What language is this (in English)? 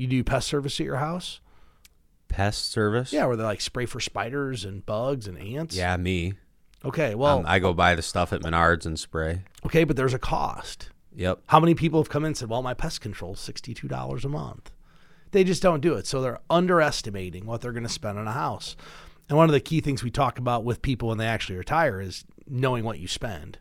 English